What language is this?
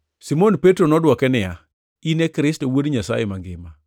Luo (Kenya and Tanzania)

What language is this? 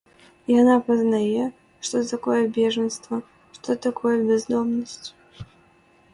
Belarusian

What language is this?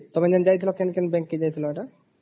Odia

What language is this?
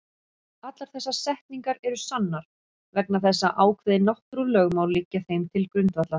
Icelandic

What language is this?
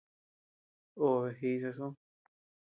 Tepeuxila Cuicatec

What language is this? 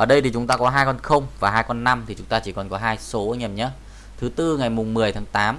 Vietnamese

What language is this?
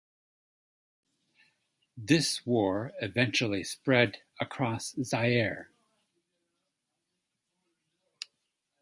English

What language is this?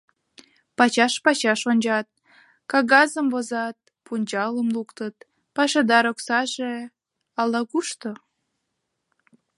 Mari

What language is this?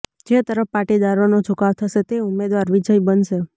Gujarati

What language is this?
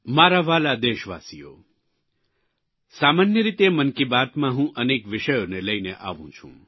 Gujarati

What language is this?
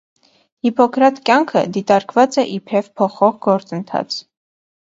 Armenian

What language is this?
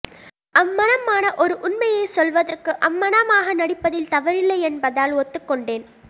Tamil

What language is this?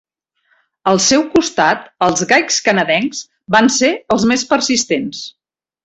Catalan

